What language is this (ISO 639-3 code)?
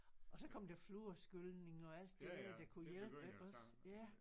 dan